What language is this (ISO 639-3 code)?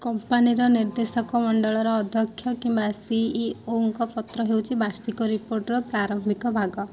ori